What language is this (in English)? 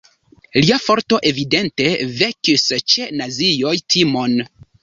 Esperanto